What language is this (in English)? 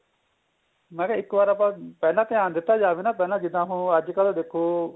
Punjabi